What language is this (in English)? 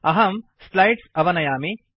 Sanskrit